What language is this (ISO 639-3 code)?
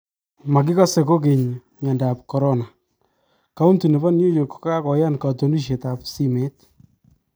kln